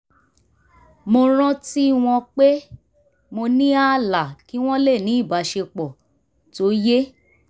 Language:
Yoruba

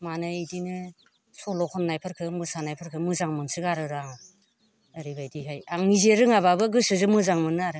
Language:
Bodo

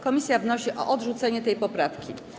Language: Polish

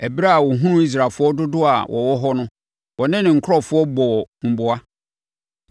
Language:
Akan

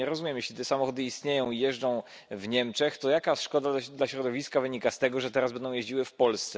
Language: Polish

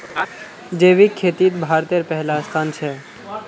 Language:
Magahi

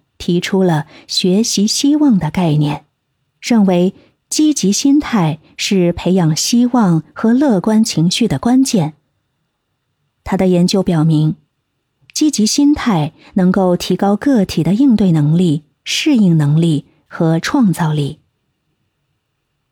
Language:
Chinese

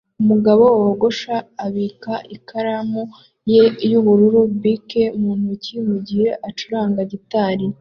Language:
Kinyarwanda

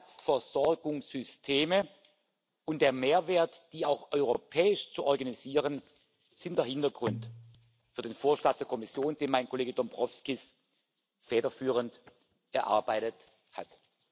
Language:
German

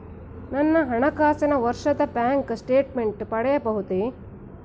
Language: Kannada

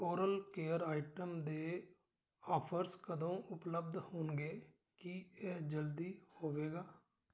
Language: Punjabi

